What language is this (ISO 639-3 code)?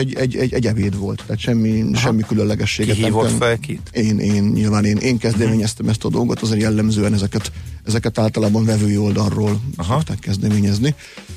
hun